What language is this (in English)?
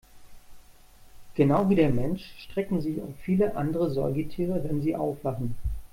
German